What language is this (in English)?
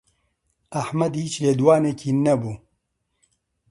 Central Kurdish